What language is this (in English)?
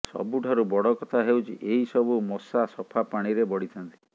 Odia